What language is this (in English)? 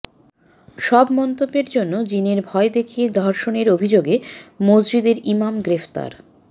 Bangla